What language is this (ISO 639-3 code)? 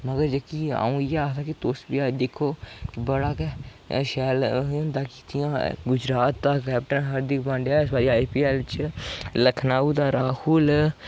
doi